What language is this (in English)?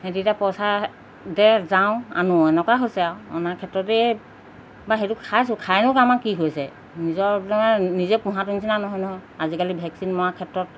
Assamese